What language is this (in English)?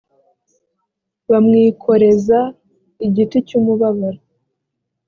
Kinyarwanda